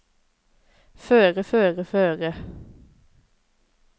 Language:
Norwegian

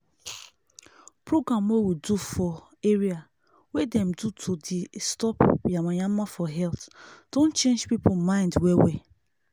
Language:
Nigerian Pidgin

